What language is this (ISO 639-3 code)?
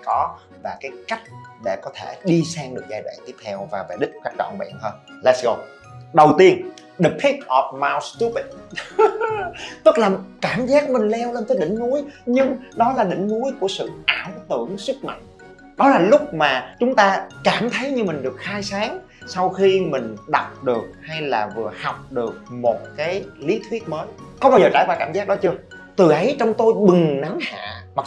vie